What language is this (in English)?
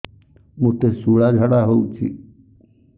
Odia